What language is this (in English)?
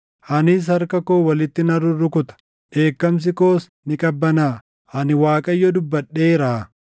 Oromo